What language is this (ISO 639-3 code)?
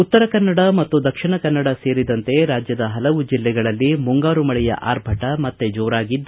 kan